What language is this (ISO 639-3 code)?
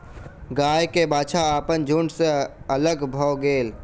mai